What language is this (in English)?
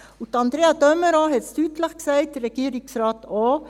Swiss German